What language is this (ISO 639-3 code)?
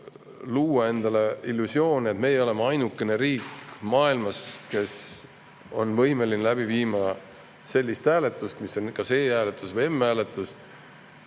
est